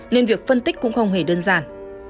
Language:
Vietnamese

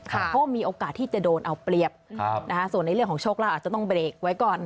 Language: Thai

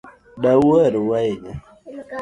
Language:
Luo (Kenya and Tanzania)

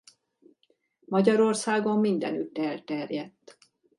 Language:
Hungarian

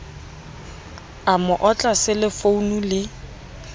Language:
Southern Sotho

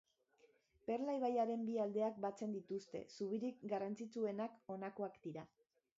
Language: Basque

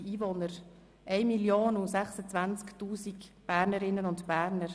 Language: Swiss German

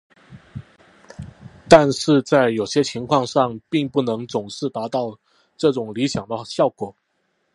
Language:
Chinese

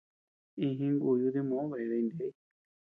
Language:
Tepeuxila Cuicatec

